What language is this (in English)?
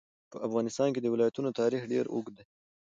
Pashto